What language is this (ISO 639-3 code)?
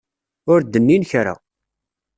kab